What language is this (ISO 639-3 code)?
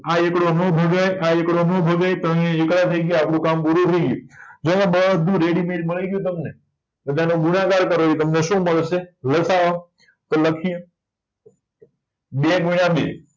guj